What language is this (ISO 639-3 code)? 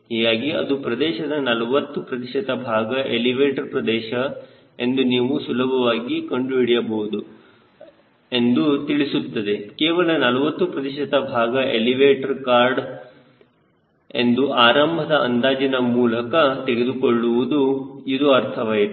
kan